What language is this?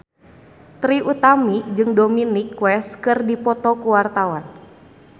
Sundanese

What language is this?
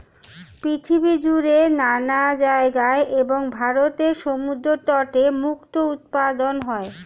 Bangla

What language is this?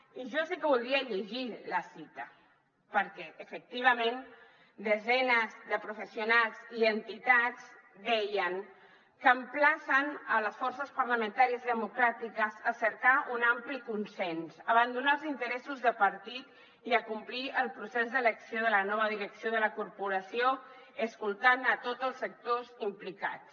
Catalan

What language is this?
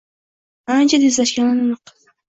Uzbek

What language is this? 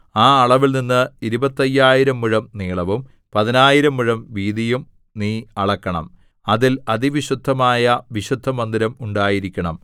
Malayalam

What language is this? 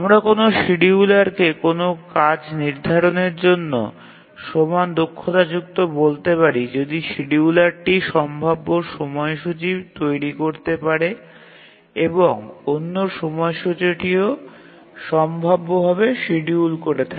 Bangla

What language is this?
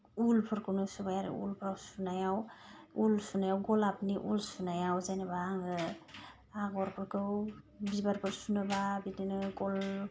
Bodo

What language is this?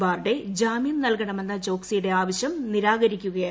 Malayalam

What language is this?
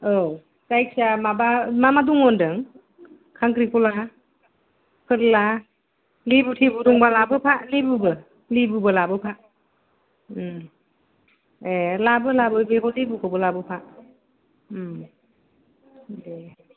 Bodo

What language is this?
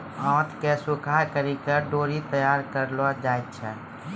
Maithili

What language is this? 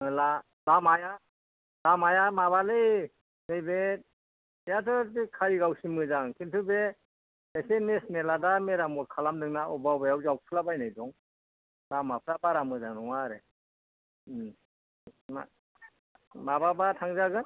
Bodo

